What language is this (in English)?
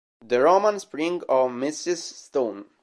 Italian